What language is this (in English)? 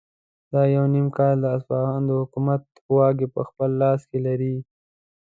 Pashto